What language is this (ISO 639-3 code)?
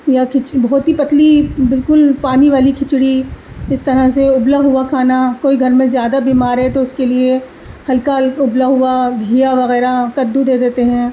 urd